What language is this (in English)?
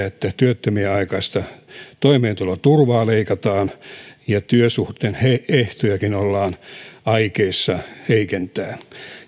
Finnish